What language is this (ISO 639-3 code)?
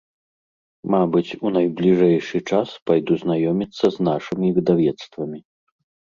bel